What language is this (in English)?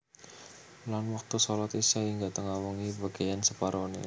Javanese